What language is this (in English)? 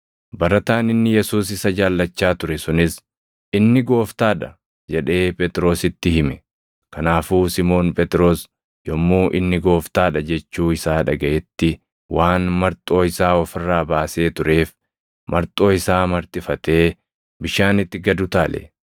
Oromo